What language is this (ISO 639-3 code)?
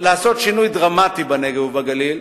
heb